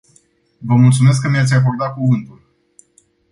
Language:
Romanian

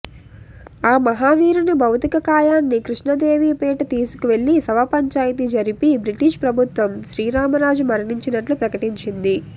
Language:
Telugu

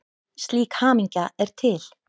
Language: Icelandic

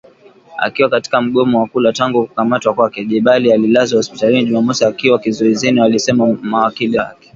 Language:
Swahili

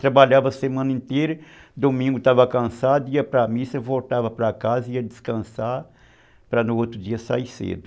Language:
Portuguese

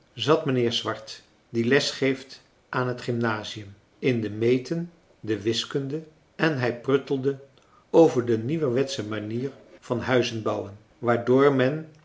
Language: Dutch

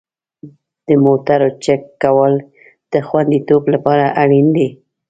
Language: Pashto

